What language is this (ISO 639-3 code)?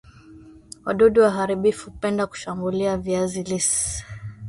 swa